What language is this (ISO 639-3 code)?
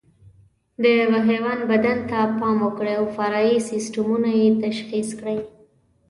pus